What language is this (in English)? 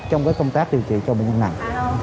Vietnamese